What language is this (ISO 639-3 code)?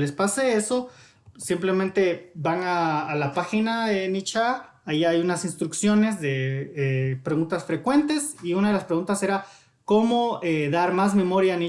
spa